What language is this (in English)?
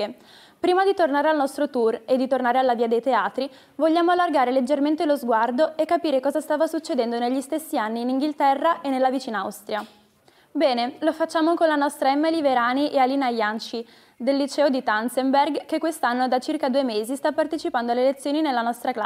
Italian